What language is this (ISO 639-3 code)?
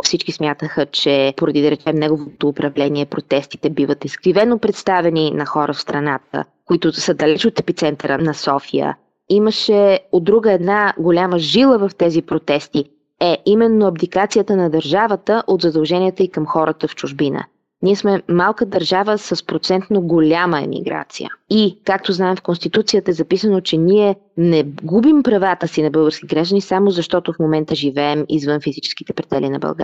bul